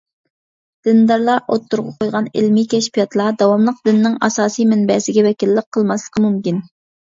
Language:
Uyghur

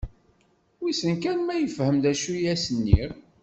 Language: Kabyle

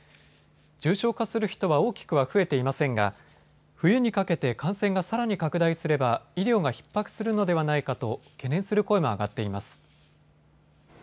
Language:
Japanese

